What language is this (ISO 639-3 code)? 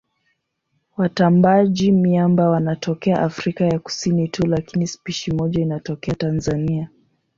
swa